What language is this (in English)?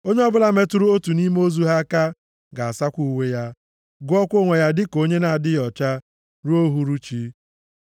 Igbo